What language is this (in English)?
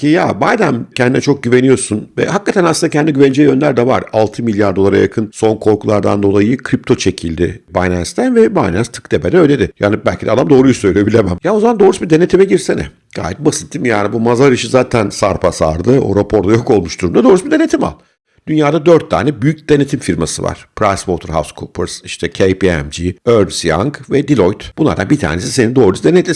Turkish